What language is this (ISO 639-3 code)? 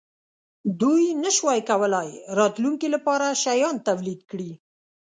pus